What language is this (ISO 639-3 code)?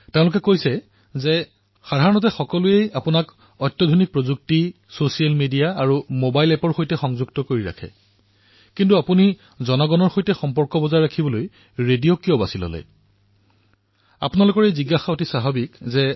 asm